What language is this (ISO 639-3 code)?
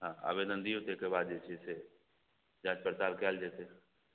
mai